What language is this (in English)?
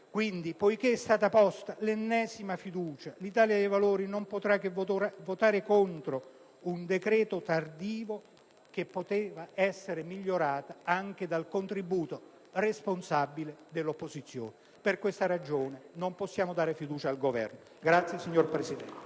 Italian